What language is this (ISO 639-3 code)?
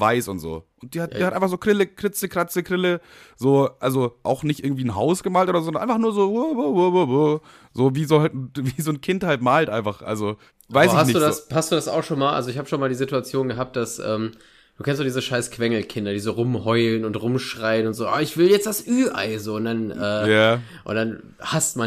deu